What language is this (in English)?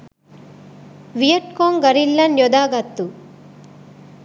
Sinhala